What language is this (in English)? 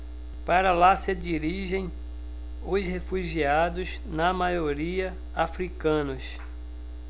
Portuguese